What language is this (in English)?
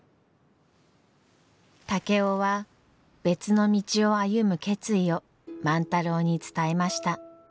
Japanese